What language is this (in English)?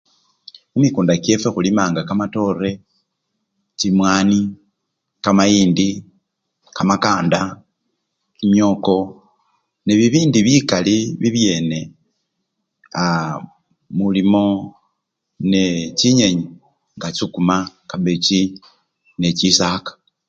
Luyia